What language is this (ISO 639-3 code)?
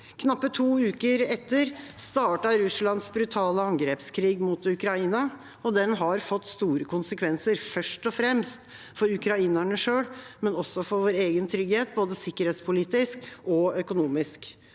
nor